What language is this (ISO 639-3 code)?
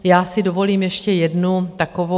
ces